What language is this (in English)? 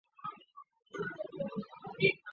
Chinese